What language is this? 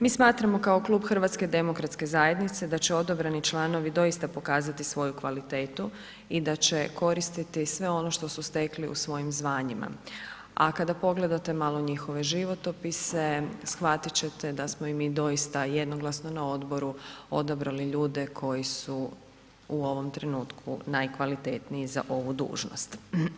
Croatian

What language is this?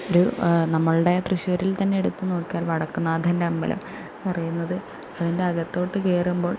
Malayalam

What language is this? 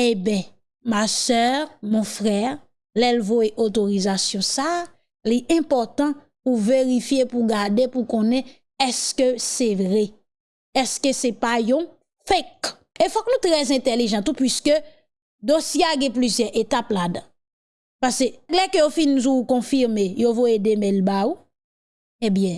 French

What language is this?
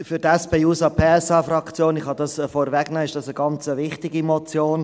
Swiss German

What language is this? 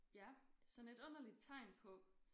Danish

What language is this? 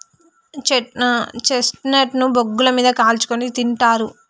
Telugu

